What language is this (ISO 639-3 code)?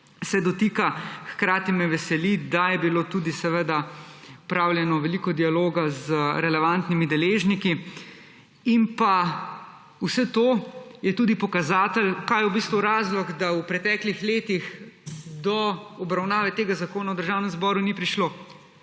slv